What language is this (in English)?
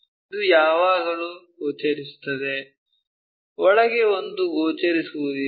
Kannada